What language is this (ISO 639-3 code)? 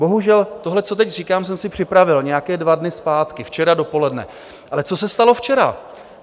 ces